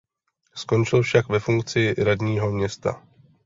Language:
Czech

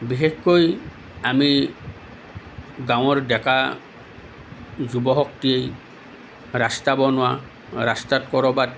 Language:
Assamese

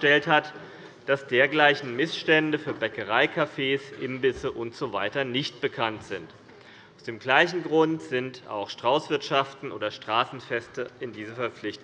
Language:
German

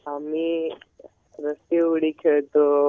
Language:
Marathi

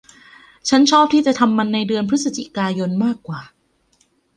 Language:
Thai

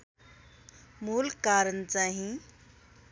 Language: Nepali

